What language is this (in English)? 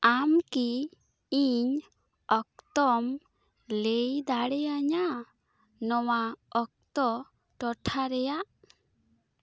Santali